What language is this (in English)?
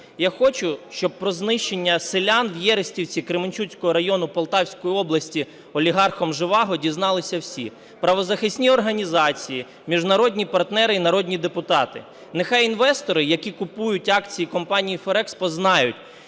Ukrainian